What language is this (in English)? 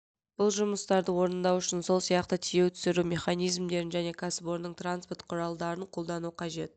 Kazakh